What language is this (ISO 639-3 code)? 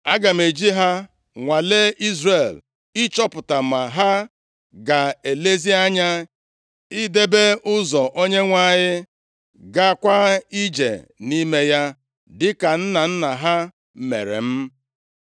ibo